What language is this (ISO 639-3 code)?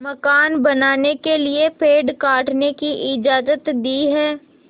hin